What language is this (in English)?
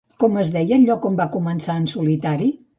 Catalan